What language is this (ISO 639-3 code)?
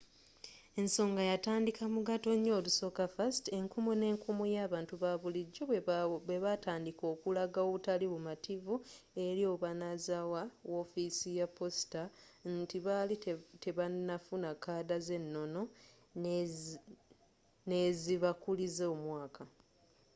lug